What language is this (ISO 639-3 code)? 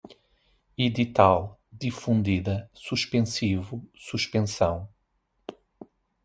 por